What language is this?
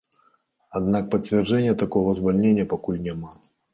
Belarusian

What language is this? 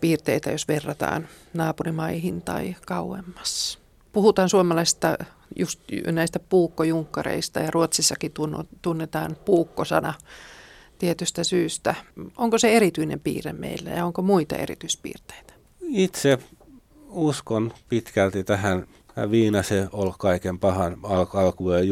Finnish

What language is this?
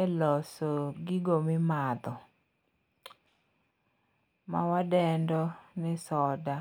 Luo (Kenya and Tanzania)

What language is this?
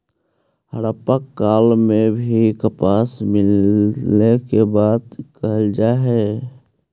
Magahi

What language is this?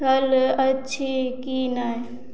Maithili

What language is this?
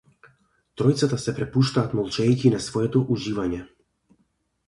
Macedonian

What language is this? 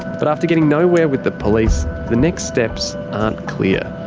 English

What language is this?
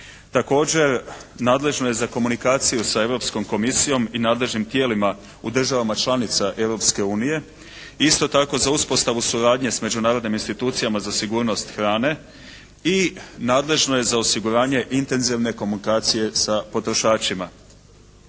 Croatian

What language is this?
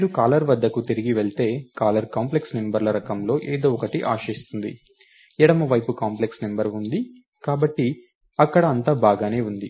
Telugu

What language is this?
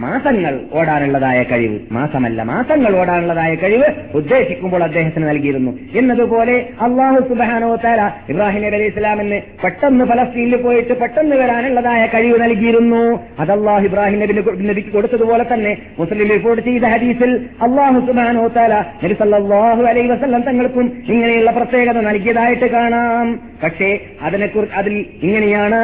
Malayalam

